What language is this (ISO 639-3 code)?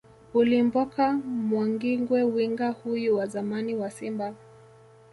swa